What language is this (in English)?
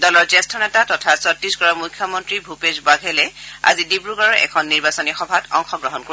Assamese